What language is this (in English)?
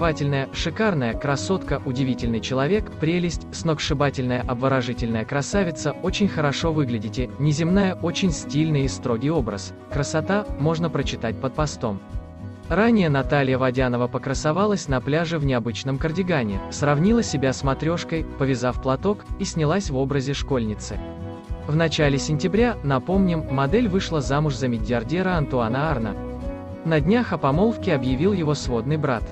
Russian